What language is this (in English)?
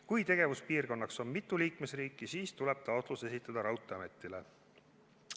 Estonian